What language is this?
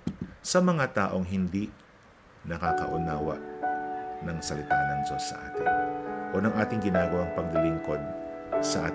Filipino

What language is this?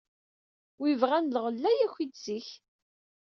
Kabyle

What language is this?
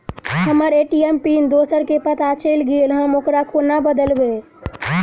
Maithili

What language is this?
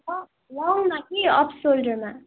Nepali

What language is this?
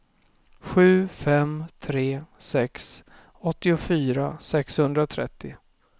Swedish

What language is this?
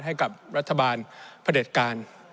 Thai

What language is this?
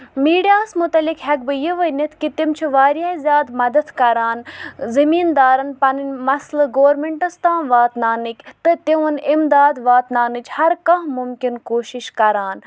Kashmiri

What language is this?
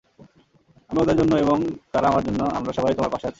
Bangla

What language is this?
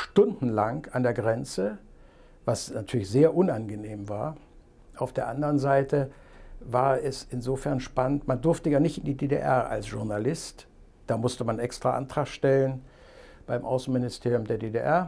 German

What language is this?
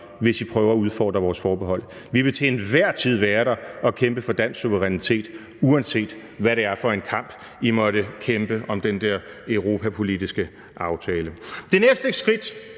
Danish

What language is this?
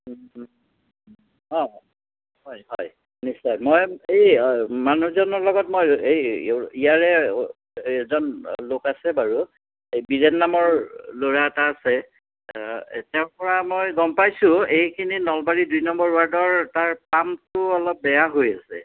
Assamese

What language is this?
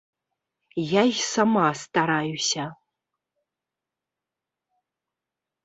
Belarusian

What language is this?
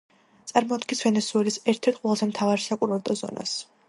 Georgian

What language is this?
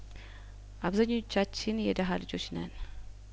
Amharic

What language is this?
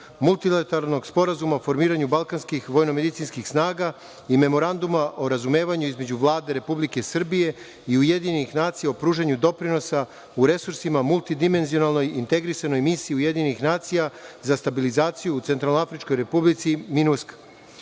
Serbian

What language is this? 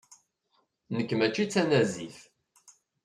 Kabyle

